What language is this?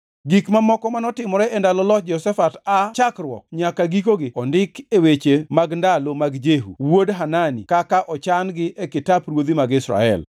Luo (Kenya and Tanzania)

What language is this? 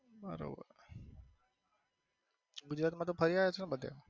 Gujarati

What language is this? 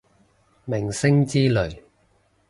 Cantonese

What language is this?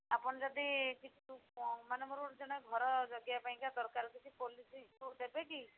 Odia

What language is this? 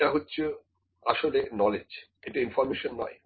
Bangla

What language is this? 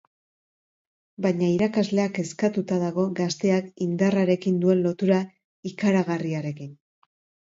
Basque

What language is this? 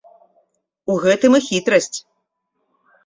Belarusian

